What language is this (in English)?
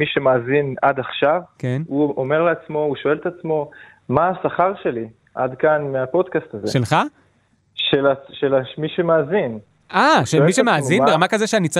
Hebrew